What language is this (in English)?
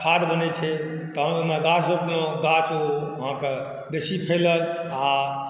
Maithili